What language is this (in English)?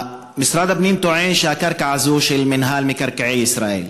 Hebrew